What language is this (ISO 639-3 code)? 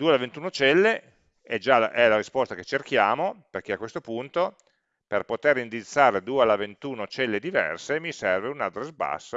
ita